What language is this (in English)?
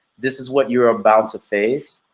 English